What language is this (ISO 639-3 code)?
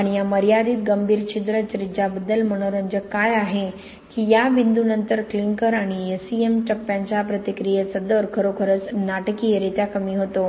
mar